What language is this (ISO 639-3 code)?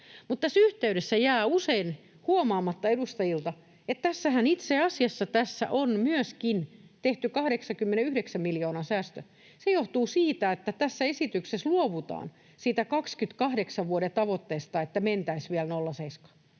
fin